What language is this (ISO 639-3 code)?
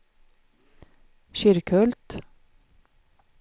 swe